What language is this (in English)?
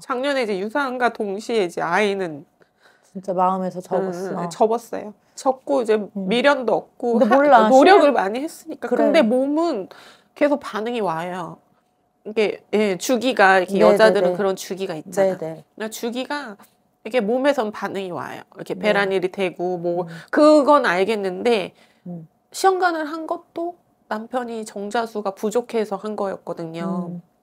Korean